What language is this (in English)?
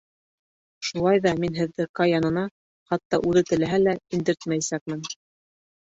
Bashkir